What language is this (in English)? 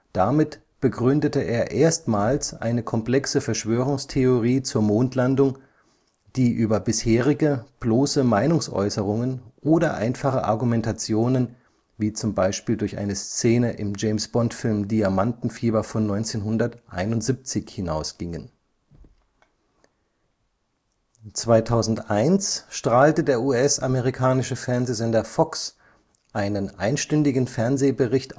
German